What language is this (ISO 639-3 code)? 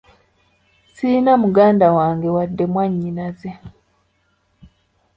lug